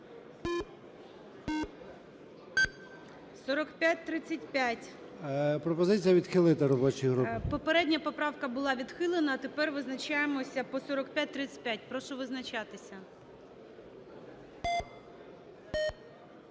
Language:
Ukrainian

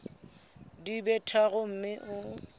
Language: Southern Sotho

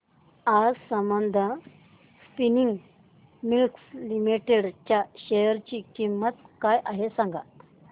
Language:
Marathi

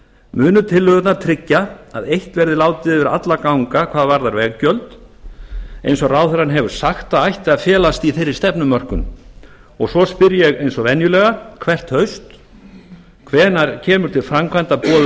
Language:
Icelandic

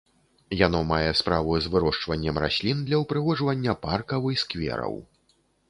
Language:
Belarusian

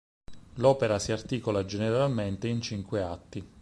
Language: Italian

